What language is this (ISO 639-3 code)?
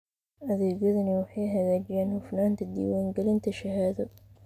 som